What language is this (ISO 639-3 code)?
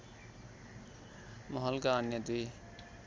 nep